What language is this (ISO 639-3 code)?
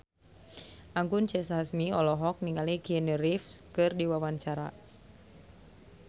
sun